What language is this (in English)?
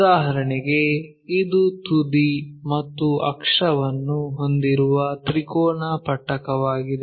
Kannada